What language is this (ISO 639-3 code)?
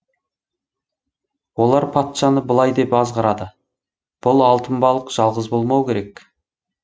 kaz